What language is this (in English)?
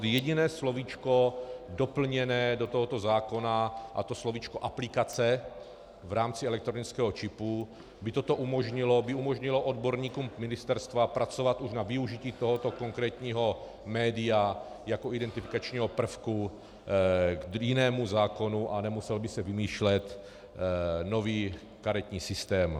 Czech